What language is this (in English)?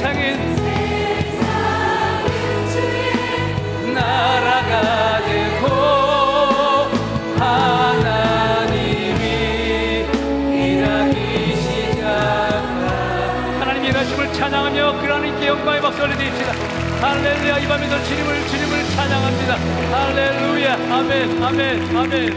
Korean